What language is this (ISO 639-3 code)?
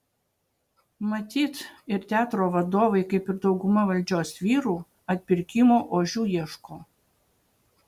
lit